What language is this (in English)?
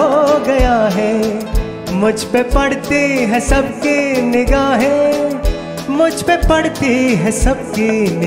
Hindi